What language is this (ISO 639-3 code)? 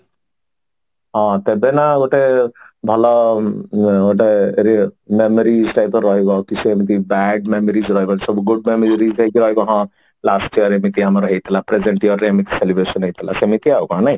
ori